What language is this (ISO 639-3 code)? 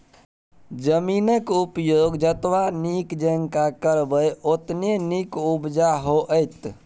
mai